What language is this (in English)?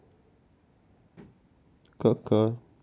Russian